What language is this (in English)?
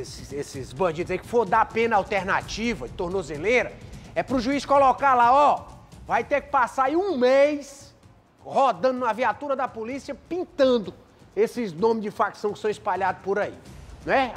Portuguese